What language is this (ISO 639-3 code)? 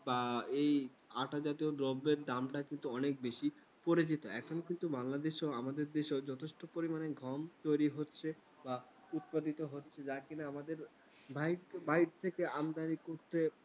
ben